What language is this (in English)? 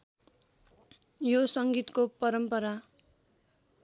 Nepali